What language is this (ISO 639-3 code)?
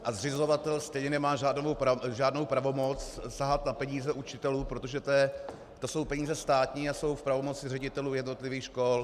ces